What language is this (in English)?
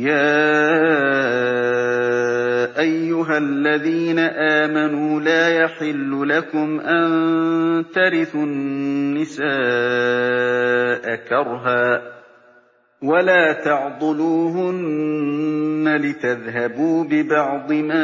Arabic